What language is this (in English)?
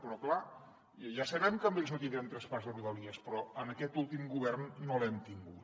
Catalan